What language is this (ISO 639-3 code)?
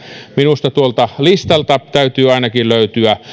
fin